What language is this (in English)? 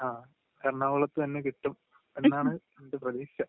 Malayalam